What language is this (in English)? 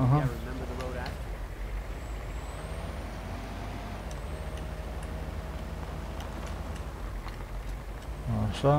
Romanian